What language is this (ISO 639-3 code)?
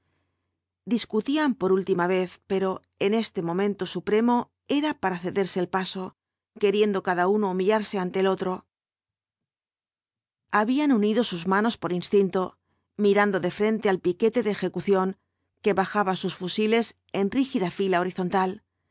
spa